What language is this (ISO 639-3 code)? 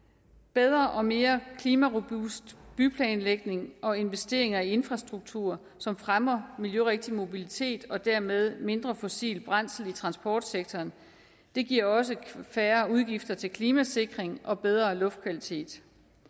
dan